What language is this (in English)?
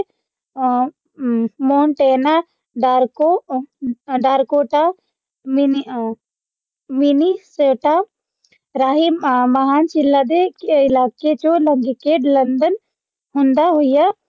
Punjabi